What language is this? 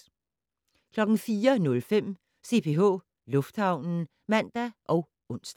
Danish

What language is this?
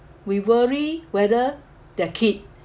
English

